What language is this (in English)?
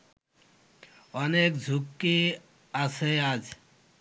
Bangla